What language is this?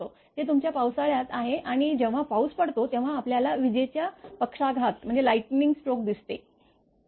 Marathi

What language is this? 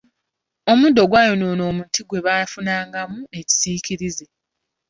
Ganda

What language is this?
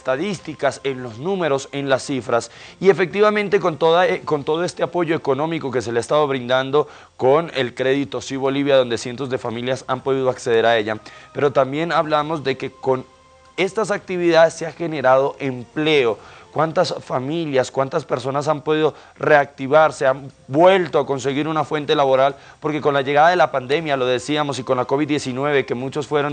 Spanish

